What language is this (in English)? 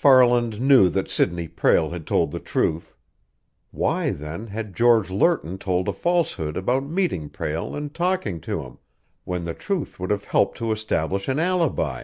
English